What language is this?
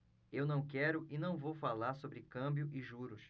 Portuguese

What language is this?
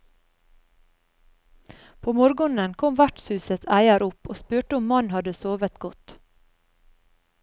Norwegian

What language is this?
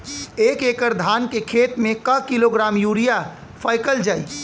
Bhojpuri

